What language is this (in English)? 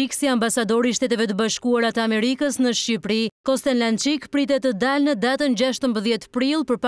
Romanian